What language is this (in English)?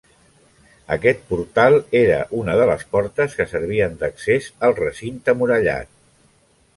Catalan